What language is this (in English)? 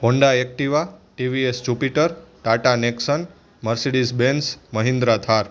Gujarati